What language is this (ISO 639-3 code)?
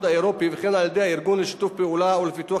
heb